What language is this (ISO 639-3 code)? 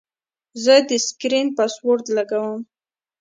pus